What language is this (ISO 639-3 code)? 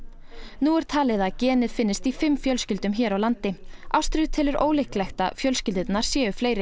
isl